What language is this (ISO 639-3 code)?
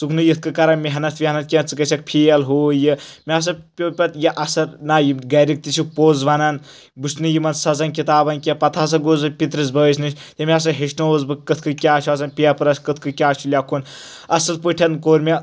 kas